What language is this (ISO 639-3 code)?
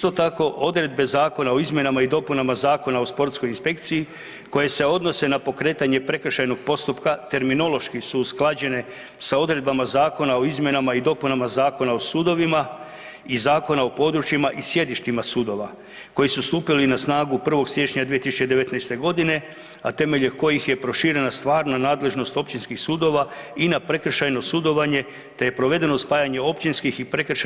hrv